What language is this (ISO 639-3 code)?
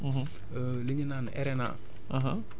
wol